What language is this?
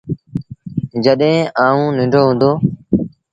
Sindhi Bhil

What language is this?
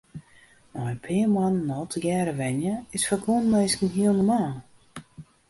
Western Frisian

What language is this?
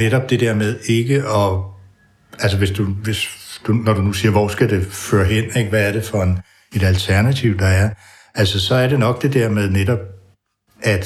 Danish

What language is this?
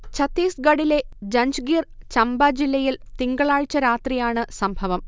Malayalam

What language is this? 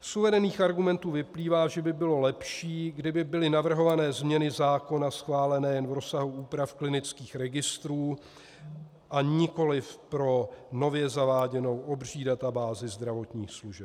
Czech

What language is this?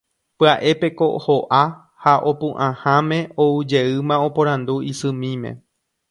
Guarani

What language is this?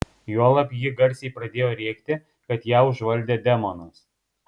Lithuanian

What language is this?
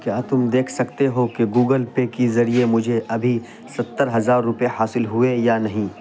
Urdu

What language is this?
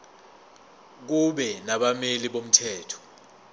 Zulu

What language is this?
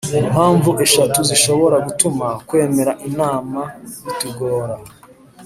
Kinyarwanda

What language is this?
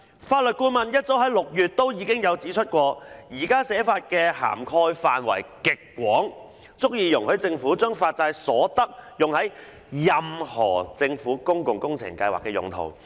Cantonese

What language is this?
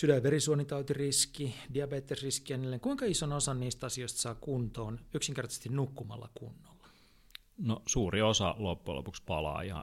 Finnish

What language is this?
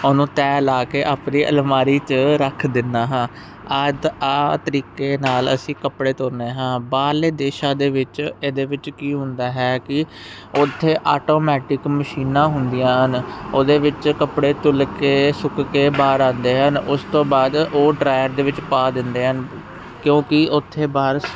Punjabi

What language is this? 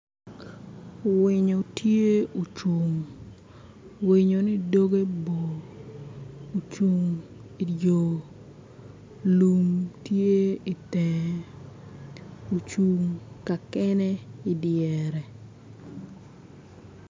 Acoli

